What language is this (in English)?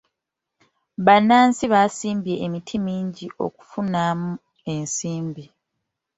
Ganda